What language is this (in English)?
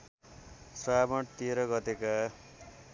Nepali